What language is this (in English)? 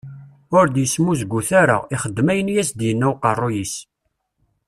Kabyle